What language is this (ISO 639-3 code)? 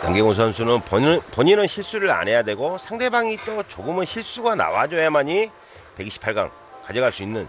kor